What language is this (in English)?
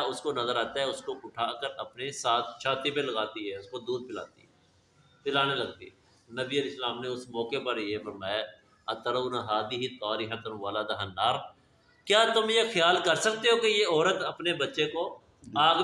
Urdu